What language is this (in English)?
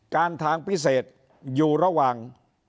Thai